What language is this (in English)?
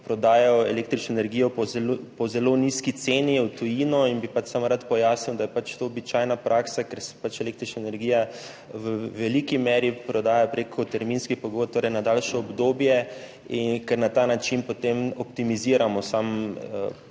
Slovenian